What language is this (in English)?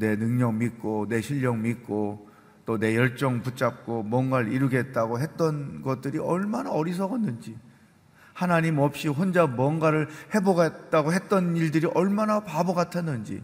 Korean